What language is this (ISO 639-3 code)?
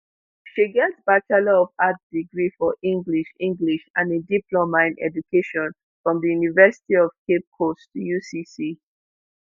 pcm